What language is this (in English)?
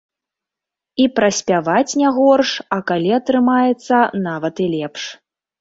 Belarusian